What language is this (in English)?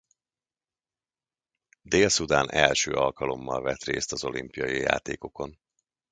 Hungarian